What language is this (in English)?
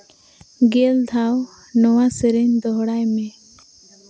Santali